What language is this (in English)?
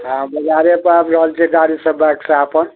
Maithili